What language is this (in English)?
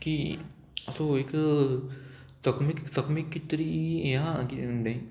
Konkani